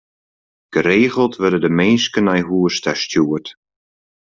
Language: Western Frisian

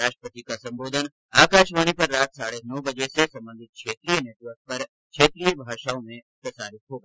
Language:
Hindi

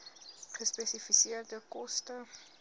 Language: Afrikaans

